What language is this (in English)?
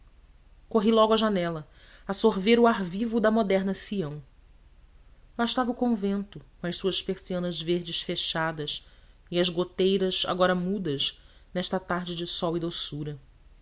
Portuguese